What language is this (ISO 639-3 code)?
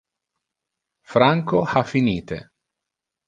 ina